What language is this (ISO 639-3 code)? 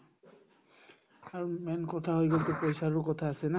asm